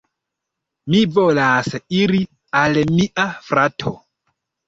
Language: Esperanto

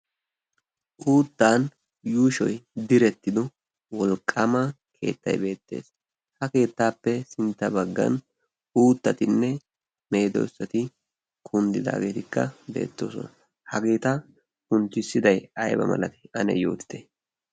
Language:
Wolaytta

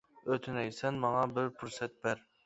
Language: Uyghur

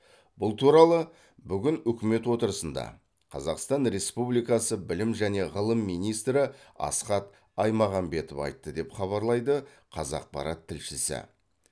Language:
Kazakh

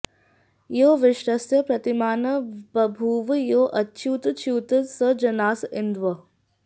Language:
Sanskrit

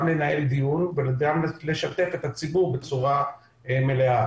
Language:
Hebrew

